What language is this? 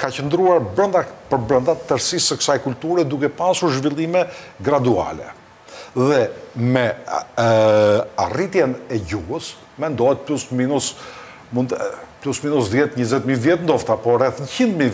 Romanian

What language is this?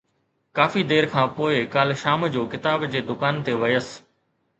Sindhi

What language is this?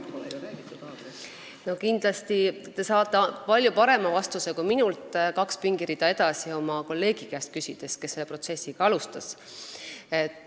Estonian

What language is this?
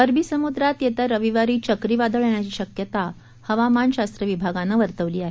Marathi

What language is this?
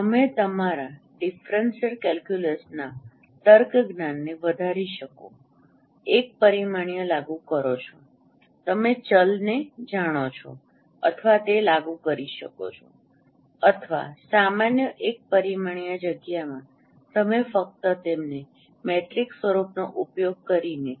Gujarati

